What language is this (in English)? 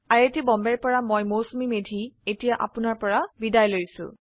Assamese